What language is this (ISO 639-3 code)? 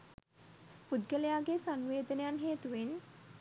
sin